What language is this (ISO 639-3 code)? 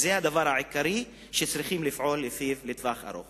heb